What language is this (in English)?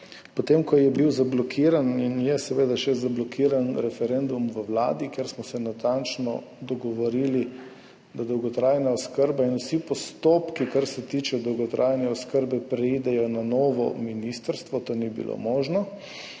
Slovenian